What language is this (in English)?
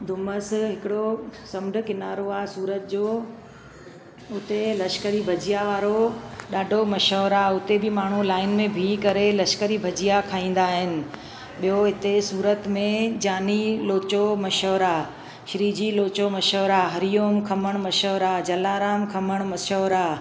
Sindhi